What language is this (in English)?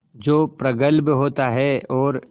Hindi